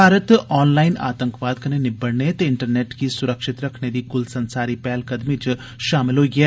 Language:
Dogri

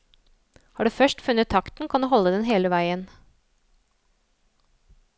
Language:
Norwegian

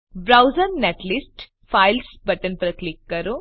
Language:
Gujarati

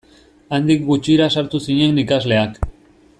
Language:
Basque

